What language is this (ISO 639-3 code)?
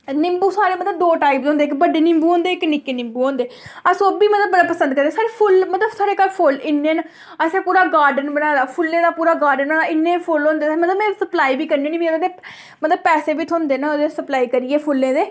doi